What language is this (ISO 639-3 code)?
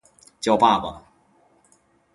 zho